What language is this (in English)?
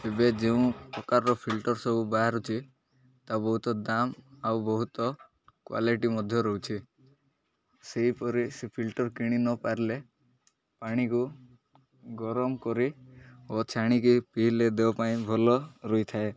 Odia